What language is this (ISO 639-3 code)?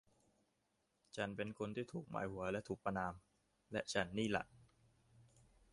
tha